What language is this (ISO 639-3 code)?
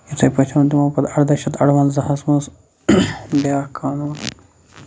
kas